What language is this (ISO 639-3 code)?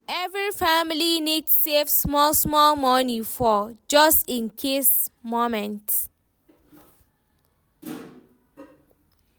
pcm